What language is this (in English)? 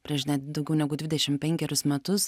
Lithuanian